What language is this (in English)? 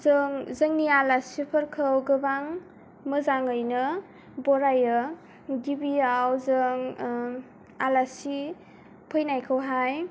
Bodo